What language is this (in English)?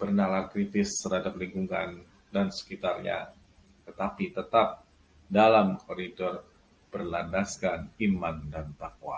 Indonesian